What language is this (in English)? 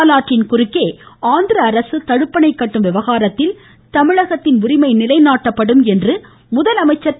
Tamil